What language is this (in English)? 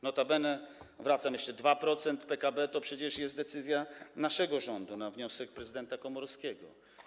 Polish